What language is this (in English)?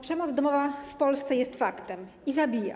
Polish